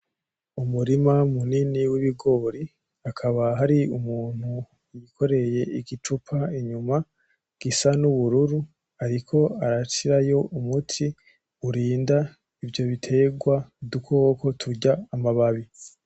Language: Rundi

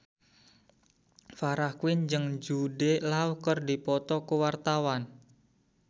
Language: Sundanese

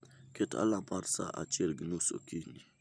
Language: Luo (Kenya and Tanzania)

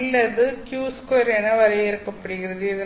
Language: Tamil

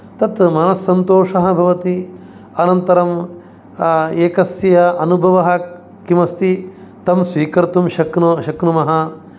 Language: Sanskrit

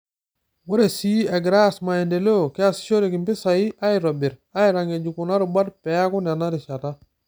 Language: Masai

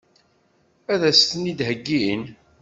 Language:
Kabyle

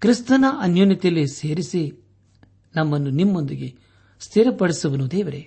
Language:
Kannada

